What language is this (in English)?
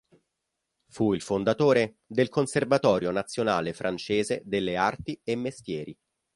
Italian